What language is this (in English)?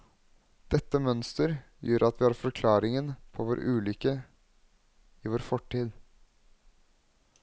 Norwegian